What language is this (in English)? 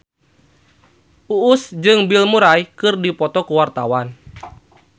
Sundanese